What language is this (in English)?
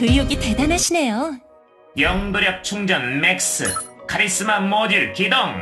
Korean